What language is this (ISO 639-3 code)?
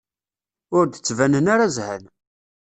kab